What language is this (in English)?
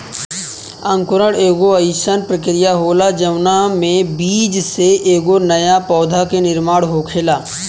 Bhojpuri